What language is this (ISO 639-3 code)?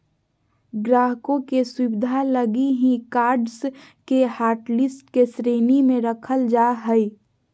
mag